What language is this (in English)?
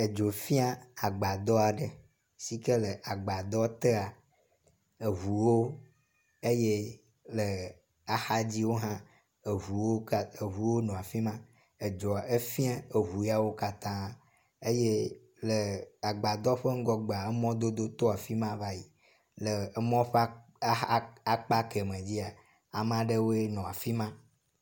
Ewe